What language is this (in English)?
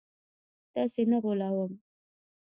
Pashto